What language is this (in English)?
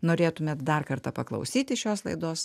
Lithuanian